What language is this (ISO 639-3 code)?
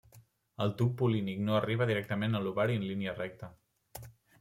cat